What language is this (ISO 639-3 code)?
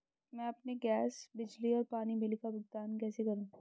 hin